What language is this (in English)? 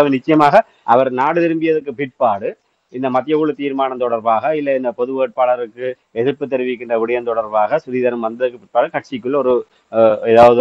Tamil